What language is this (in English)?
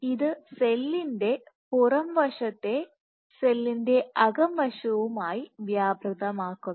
Malayalam